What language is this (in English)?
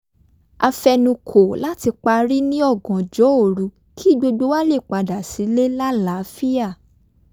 Yoruba